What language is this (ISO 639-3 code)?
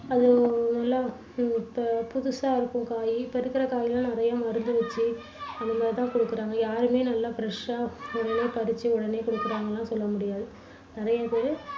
tam